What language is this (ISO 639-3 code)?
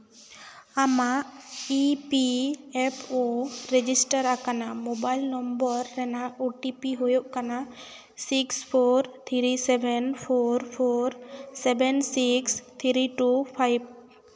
sat